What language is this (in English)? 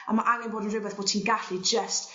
Welsh